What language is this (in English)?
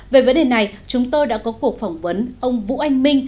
Vietnamese